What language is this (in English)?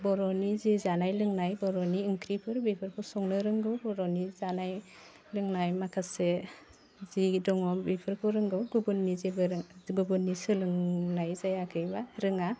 Bodo